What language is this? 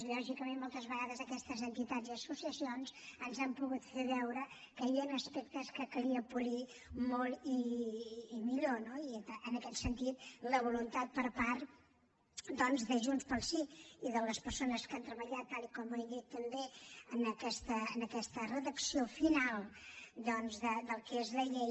Catalan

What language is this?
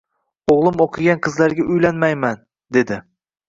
Uzbek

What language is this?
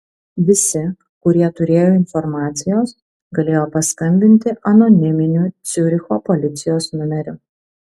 Lithuanian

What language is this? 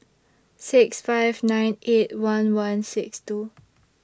English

